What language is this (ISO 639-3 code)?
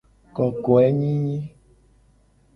gej